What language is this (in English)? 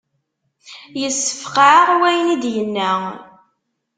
Kabyle